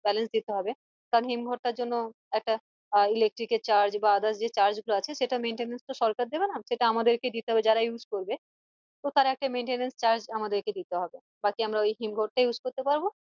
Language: Bangla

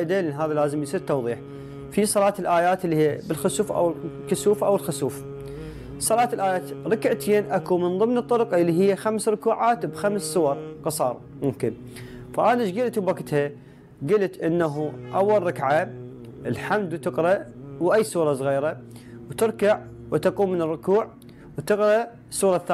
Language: Arabic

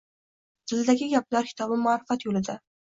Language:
Uzbek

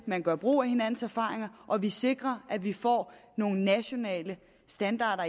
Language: Danish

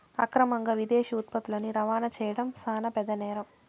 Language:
Telugu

